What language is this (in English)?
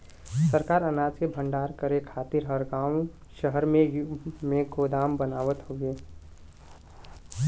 Bhojpuri